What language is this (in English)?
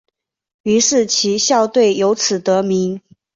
Chinese